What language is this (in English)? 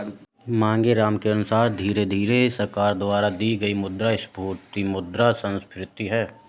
Hindi